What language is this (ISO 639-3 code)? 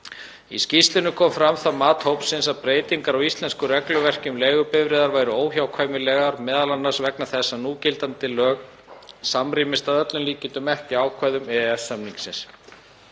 isl